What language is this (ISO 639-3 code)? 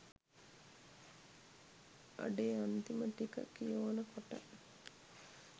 sin